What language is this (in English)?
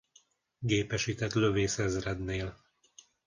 Hungarian